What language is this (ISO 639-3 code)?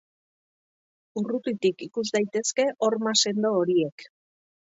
eus